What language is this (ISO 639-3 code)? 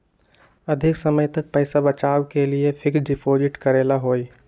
mag